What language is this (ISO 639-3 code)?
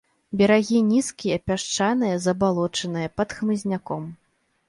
bel